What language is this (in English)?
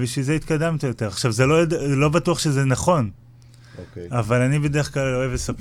Hebrew